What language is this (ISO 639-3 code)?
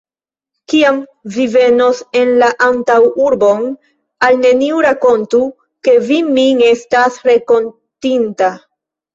epo